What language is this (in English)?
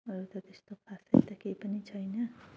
Nepali